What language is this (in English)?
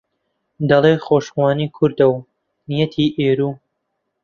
Central Kurdish